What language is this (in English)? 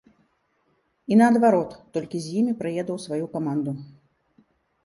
Belarusian